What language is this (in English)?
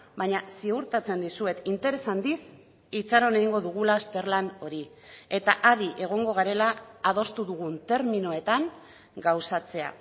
Basque